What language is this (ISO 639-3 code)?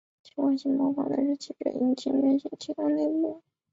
zho